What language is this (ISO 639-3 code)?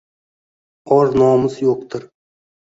uzb